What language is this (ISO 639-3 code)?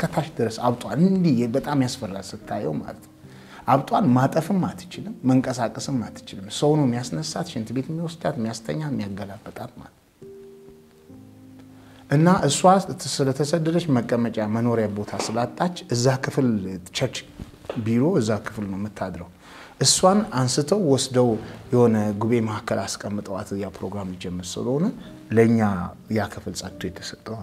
ara